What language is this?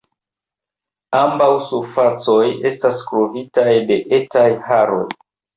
Esperanto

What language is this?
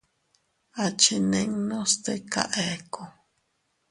Teutila Cuicatec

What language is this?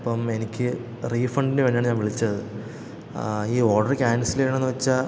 Malayalam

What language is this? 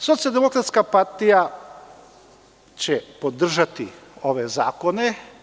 Serbian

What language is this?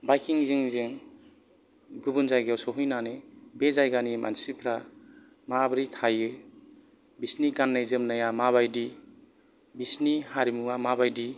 Bodo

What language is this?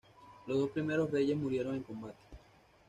Spanish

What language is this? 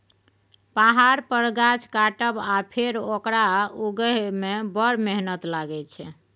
Maithili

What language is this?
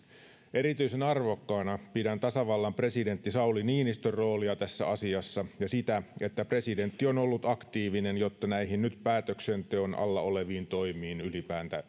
Finnish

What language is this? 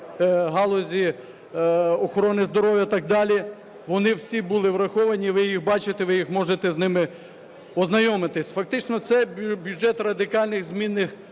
Ukrainian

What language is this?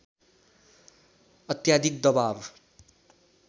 Nepali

